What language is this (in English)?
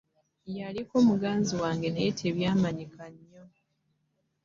Ganda